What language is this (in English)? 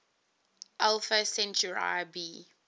English